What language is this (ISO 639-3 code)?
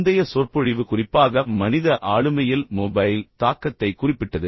tam